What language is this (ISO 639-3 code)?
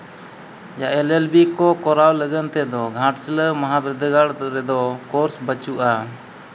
sat